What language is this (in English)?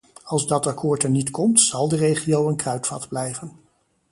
Dutch